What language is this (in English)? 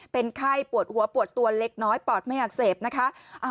Thai